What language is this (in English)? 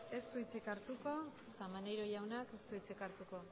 Basque